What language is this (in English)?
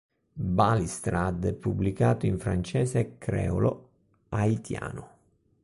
Italian